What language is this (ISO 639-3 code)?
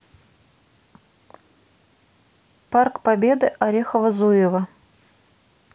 rus